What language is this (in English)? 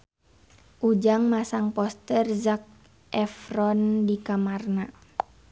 Sundanese